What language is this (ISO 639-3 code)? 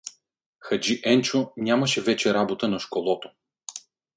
bul